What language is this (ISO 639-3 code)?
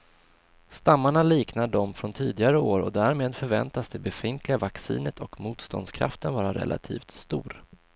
swe